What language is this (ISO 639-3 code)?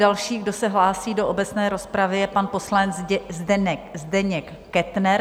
ces